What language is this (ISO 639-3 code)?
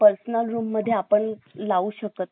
mar